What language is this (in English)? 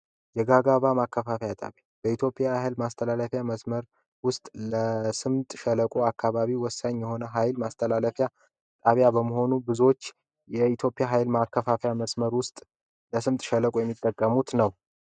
Amharic